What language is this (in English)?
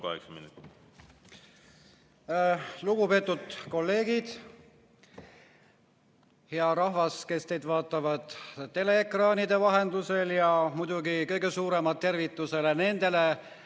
Estonian